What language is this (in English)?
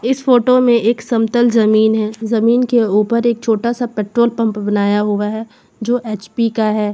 Hindi